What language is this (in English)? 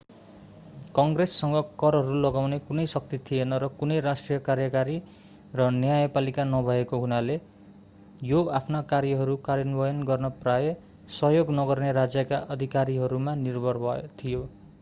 Nepali